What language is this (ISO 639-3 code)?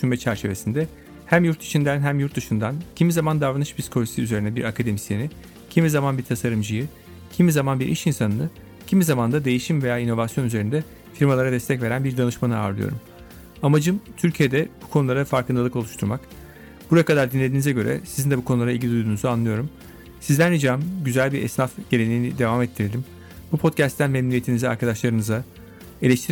tur